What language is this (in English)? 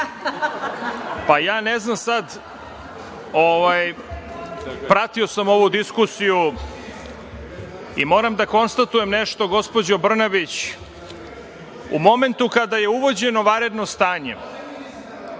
Serbian